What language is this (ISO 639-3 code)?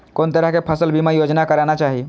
mai